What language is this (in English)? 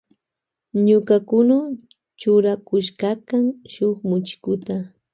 Loja Highland Quichua